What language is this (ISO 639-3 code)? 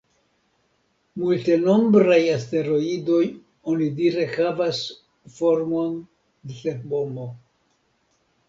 epo